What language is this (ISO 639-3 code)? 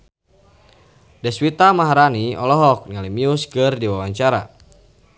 sun